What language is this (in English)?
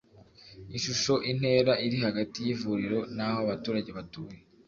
Kinyarwanda